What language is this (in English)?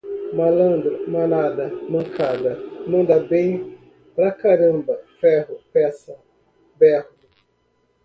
Portuguese